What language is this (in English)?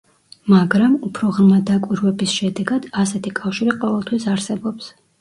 Georgian